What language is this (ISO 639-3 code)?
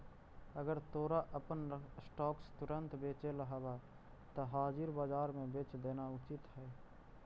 mag